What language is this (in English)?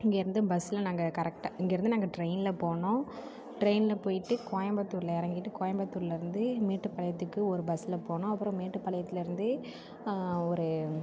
Tamil